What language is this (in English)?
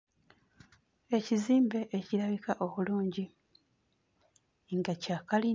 Ganda